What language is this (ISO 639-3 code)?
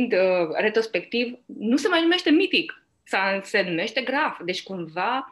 ron